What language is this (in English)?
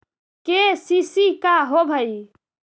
Magahi